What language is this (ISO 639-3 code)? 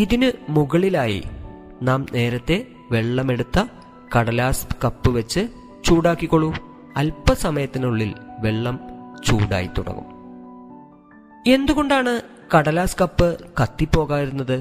mal